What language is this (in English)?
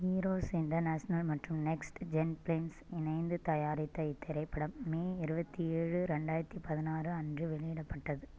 Tamil